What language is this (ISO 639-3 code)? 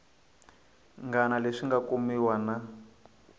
tso